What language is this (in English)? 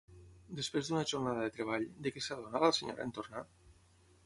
Catalan